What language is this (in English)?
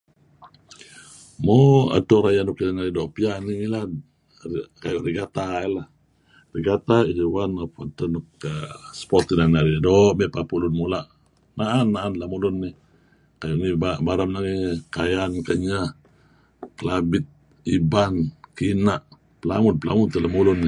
Kelabit